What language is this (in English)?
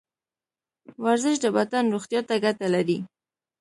Pashto